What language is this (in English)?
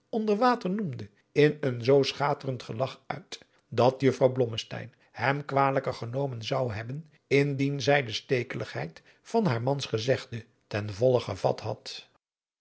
Dutch